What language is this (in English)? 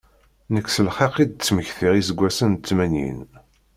Kabyle